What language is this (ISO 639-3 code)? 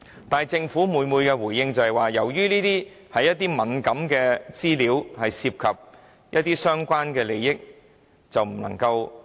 yue